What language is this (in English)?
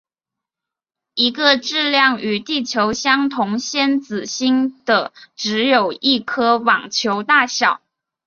Chinese